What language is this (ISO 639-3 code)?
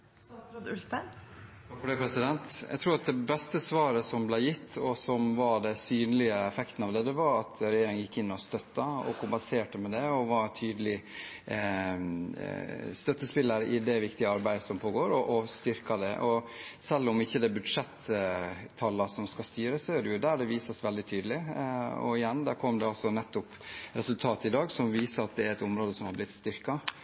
nob